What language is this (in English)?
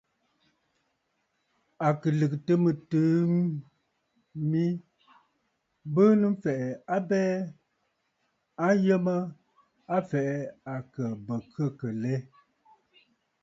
Bafut